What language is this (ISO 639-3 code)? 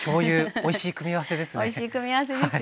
jpn